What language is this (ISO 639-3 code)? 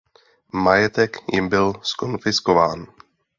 ces